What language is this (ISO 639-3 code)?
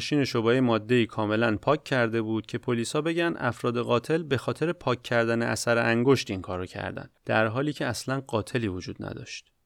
fas